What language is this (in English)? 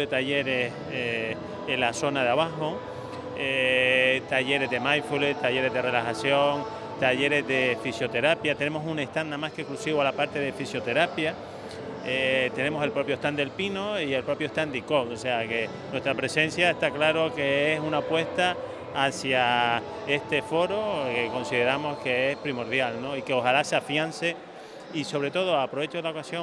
Spanish